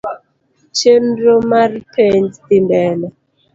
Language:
Luo (Kenya and Tanzania)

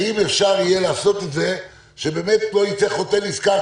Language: Hebrew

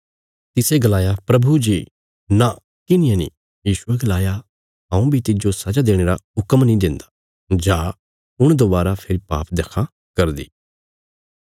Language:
Bilaspuri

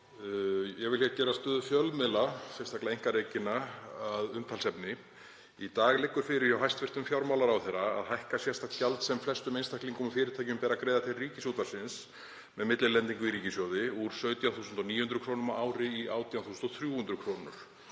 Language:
Icelandic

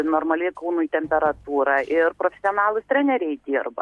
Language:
Lithuanian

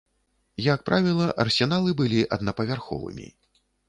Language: Belarusian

